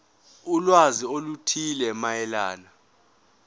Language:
Zulu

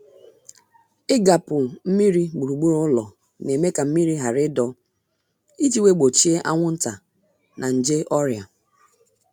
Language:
Igbo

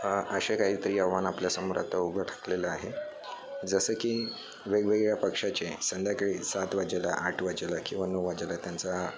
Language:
Marathi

